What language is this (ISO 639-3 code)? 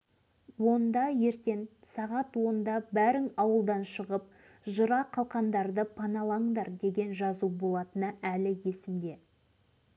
kaz